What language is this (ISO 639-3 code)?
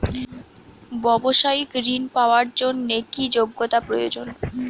ben